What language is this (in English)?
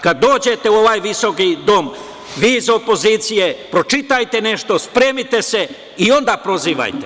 Serbian